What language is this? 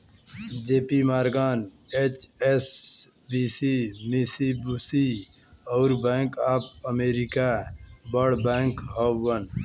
Bhojpuri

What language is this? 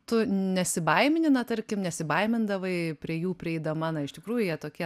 Lithuanian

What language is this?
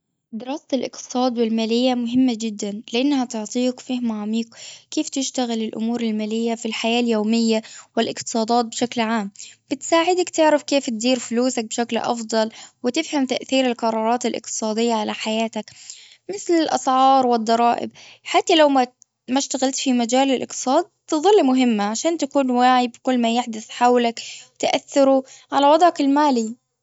Gulf Arabic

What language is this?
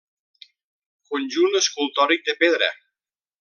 Catalan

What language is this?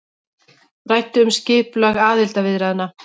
Icelandic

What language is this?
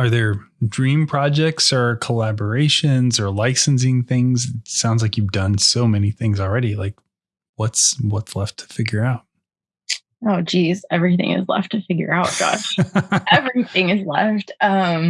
English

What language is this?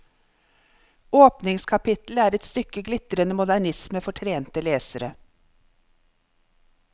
Norwegian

